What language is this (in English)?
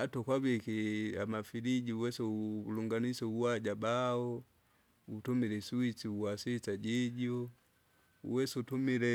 Kinga